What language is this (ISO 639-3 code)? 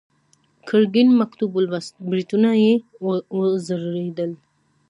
pus